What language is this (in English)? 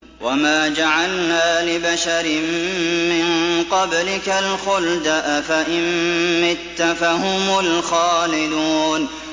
Arabic